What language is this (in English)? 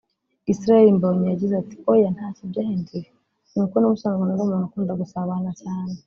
Kinyarwanda